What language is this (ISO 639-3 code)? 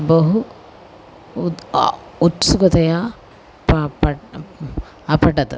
san